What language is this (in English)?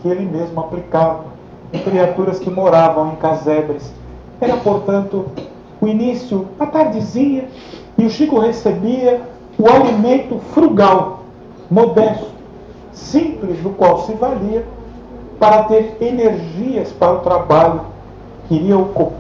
Portuguese